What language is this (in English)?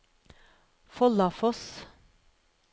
Norwegian